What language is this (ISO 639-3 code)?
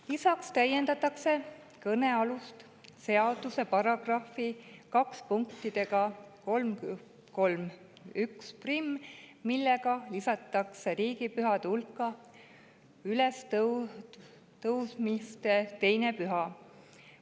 est